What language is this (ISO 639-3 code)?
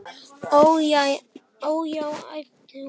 isl